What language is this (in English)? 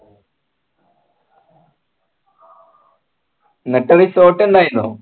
Malayalam